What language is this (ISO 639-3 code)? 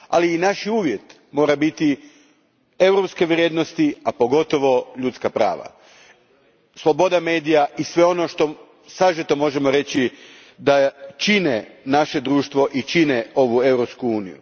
hrv